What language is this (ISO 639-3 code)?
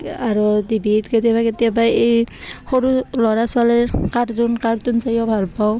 asm